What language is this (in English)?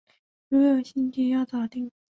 Chinese